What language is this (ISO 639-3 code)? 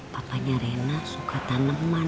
ind